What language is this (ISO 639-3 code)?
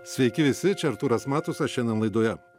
lit